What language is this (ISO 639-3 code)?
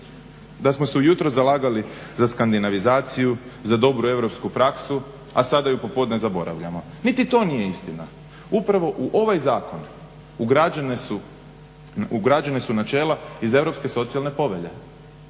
hrv